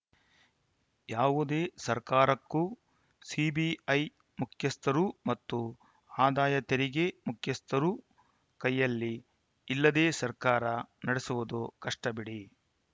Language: Kannada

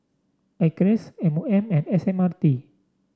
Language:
English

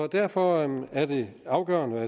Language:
Danish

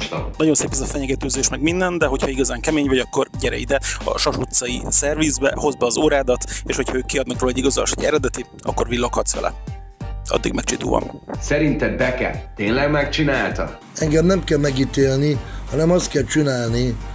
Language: Hungarian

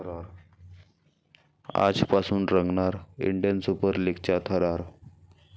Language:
Marathi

